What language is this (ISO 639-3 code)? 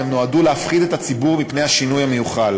heb